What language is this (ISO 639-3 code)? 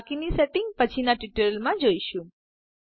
guj